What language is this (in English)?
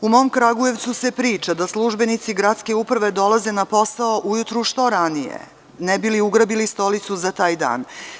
Serbian